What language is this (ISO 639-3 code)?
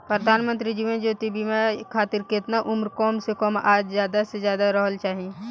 bho